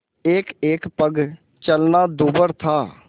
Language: Hindi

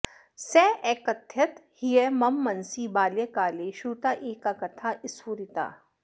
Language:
Sanskrit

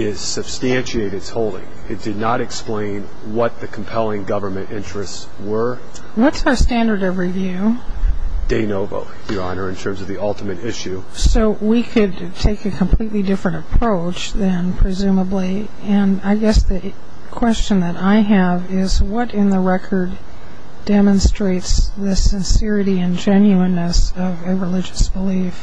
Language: English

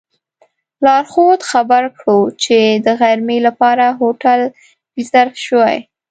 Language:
Pashto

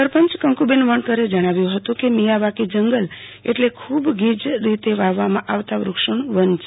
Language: Gujarati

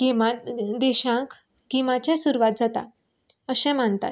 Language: Konkani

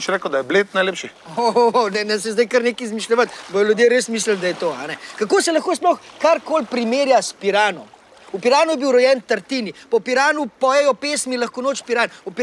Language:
Slovenian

